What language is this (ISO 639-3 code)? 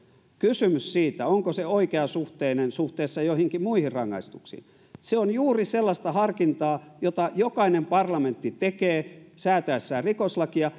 fin